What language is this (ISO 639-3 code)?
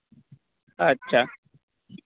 sat